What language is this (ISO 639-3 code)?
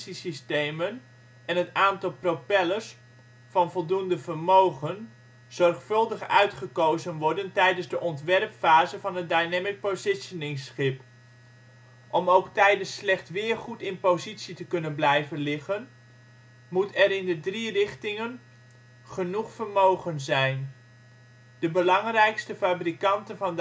nld